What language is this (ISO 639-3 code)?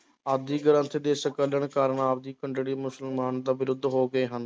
pan